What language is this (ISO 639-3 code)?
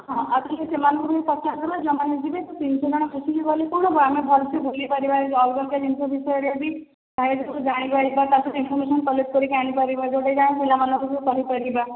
ori